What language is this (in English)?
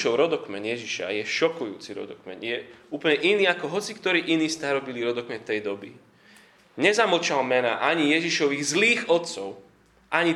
Slovak